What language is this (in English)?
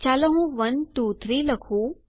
Gujarati